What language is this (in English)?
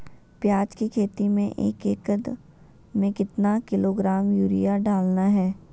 Magahi